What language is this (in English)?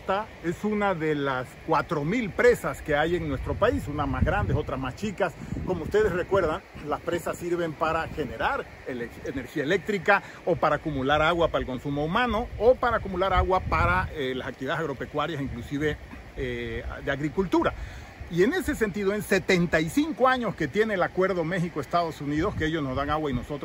Spanish